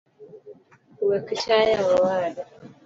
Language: Luo (Kenya and Tanzania)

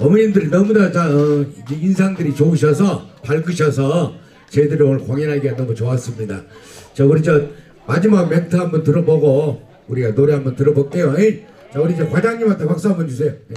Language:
Korean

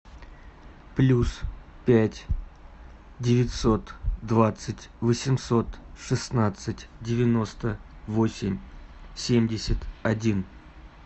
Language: Russian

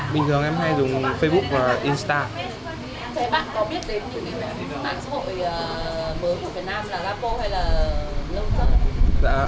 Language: Vietnamese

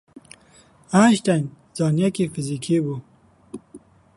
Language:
Kurdish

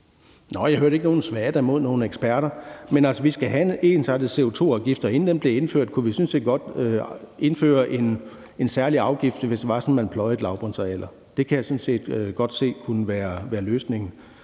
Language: Danish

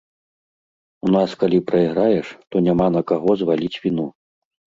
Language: Belarusian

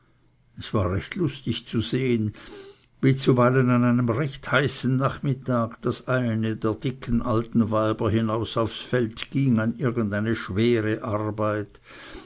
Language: German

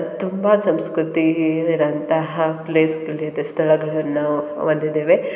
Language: Kannada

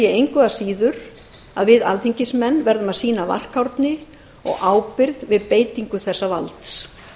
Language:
Icelandic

